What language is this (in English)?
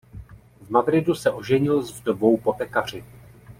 Czech